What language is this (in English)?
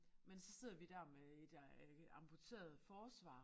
Danish